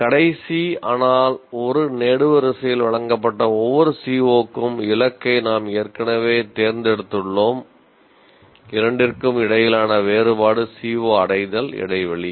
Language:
Tamil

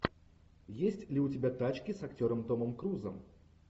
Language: Russian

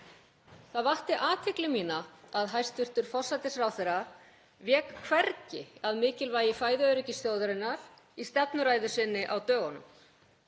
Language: Icelandic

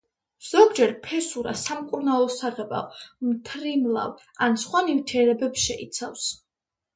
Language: Georgian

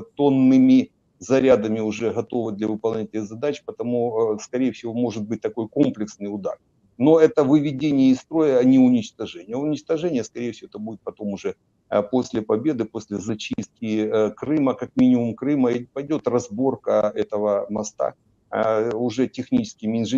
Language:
Russian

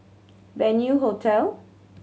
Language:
English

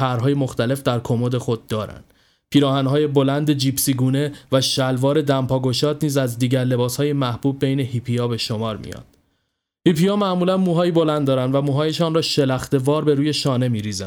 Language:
Persian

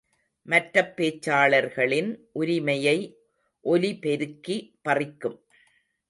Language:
Tamil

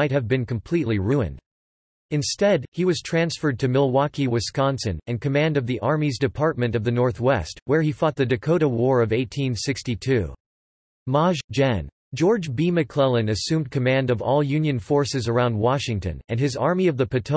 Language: English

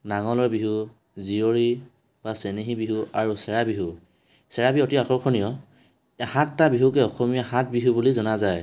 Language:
Assamese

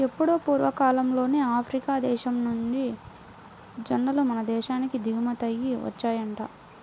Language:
Telugu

